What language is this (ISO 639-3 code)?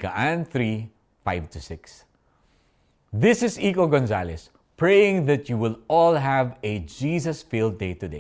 fil